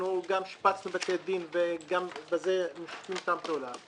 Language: Hebrew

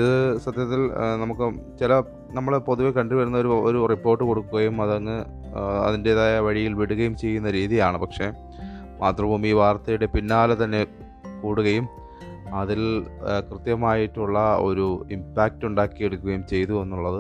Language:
Malayalam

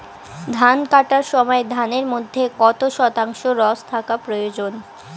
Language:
Bangla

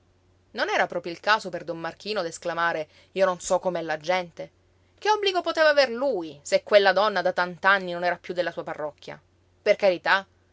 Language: Italian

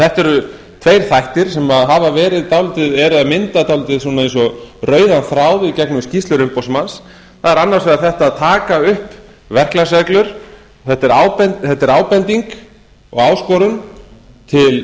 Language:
Icelandic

